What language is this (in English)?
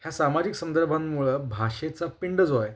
Marathi